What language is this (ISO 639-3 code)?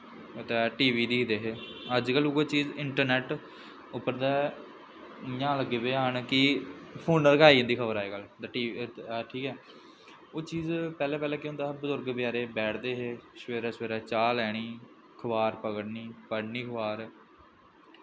doi